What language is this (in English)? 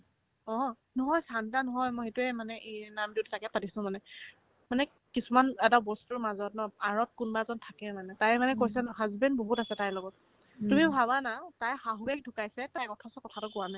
Assamese